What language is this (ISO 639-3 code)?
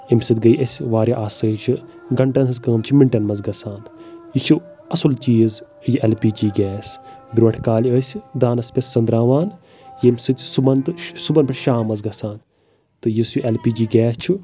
kas